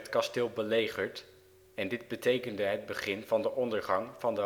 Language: Dutch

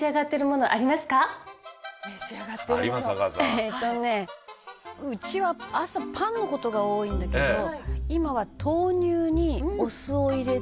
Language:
Japanese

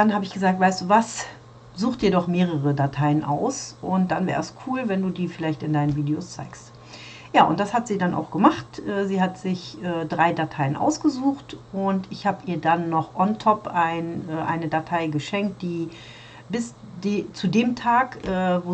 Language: German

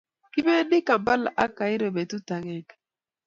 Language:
Kalenjin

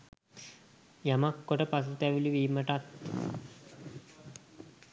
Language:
Sinhala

